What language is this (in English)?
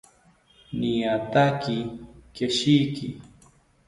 South Ucayali Ashéninka